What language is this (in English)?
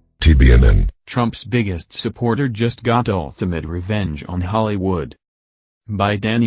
English